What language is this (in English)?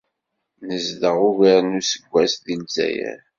Kabyle